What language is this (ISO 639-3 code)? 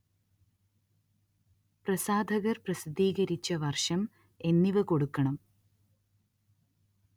mal